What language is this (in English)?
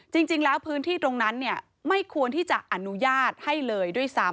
Thai